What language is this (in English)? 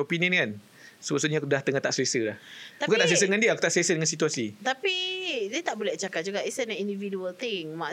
Malay